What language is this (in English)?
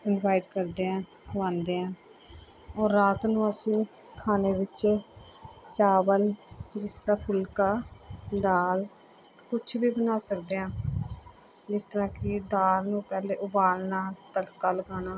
Punjabi